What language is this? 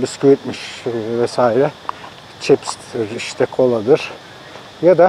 Turkish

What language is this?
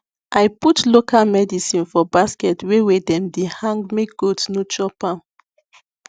Nigerian Pidgin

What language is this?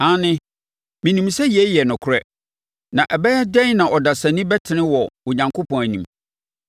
Akan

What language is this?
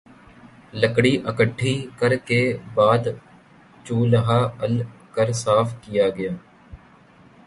Urdu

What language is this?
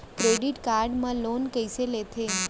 Chhattisgarhi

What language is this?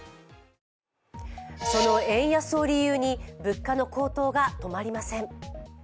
Japanese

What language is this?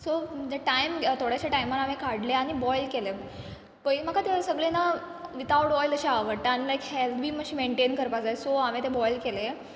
Konkani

